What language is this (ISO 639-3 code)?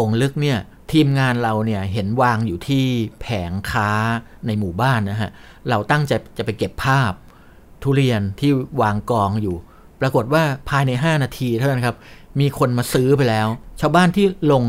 tha